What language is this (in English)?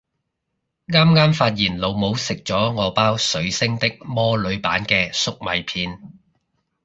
Cantonese